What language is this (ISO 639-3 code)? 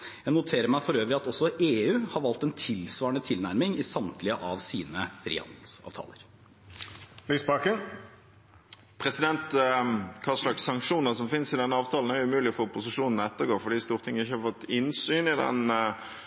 nob